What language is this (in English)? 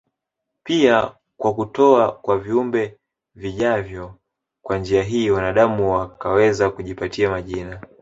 Swahili